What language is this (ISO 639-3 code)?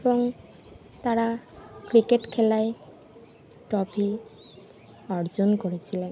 ben